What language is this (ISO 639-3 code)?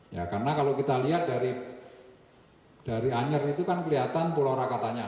ind